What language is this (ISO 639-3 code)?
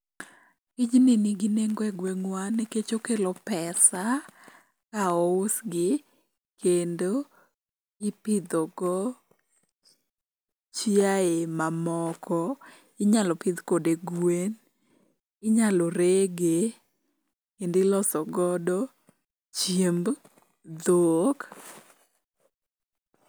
luo